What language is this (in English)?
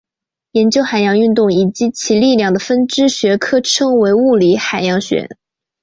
Chinese